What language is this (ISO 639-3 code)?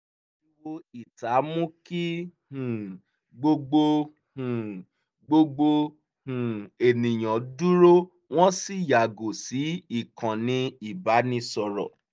yor